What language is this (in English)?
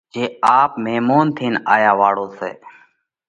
Parkari Koli